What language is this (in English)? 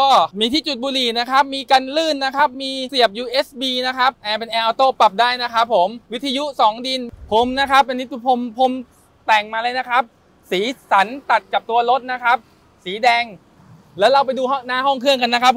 Thai